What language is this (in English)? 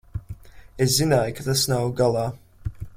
Latvian